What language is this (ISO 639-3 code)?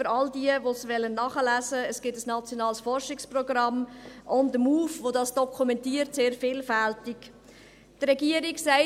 gsw